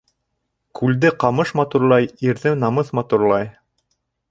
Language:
Bashkir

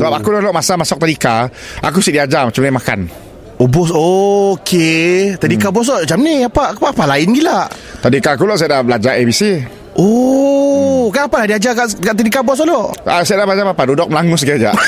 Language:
Malay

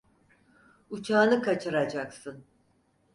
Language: Turkish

